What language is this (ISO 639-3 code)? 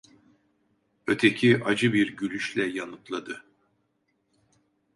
tur